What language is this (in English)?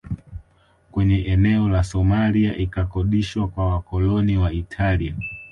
Swahili